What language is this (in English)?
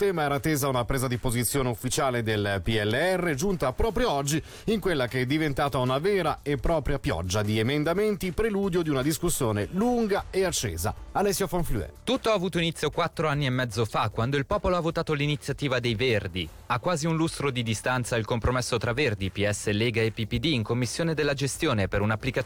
Italian